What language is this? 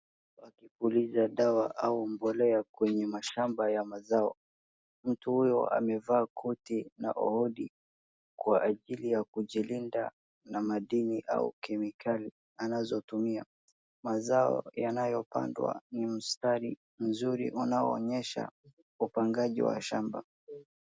Swahili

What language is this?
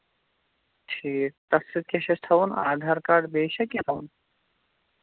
Kashmiri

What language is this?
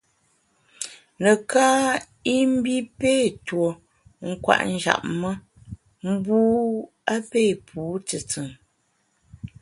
Bamun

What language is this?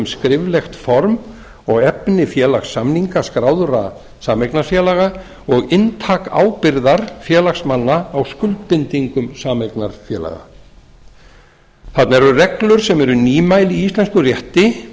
Icelandic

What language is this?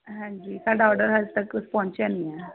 Punjabi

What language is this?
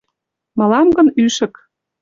Mari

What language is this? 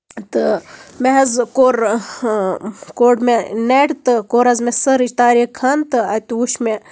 Kashmiri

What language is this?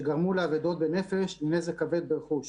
Hebrew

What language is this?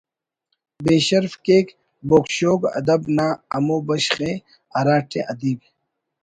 Brahui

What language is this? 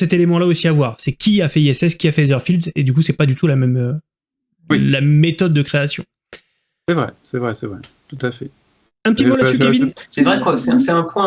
French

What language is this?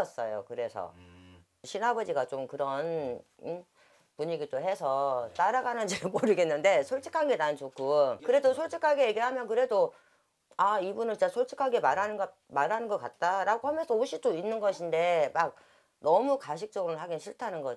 Korean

